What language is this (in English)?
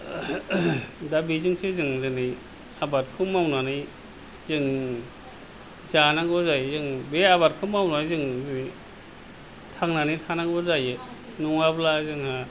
Bodo